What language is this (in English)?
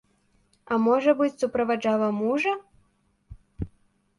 Belarusian